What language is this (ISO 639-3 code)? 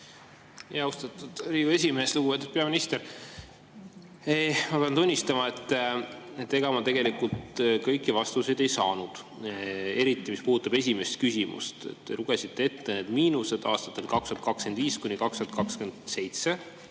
est